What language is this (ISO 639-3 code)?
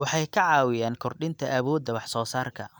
som